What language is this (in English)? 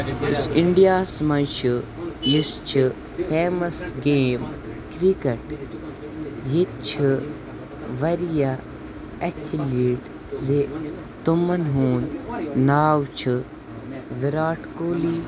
Kashmiri